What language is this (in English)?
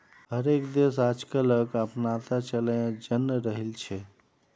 Magahi